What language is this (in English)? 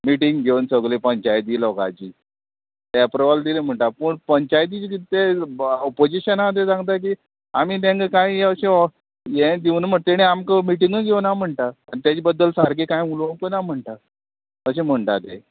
Konkani